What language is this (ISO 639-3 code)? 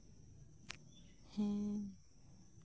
sat